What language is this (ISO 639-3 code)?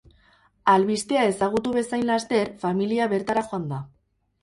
eus